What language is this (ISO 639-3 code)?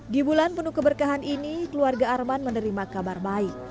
ind